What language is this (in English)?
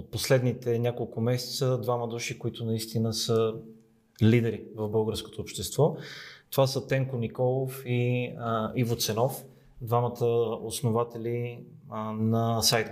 Bulgarian